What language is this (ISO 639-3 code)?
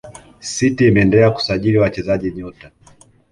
swa